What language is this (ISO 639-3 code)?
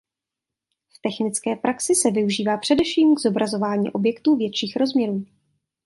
ces